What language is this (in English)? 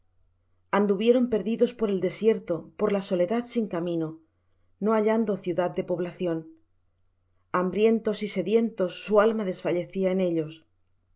Spanish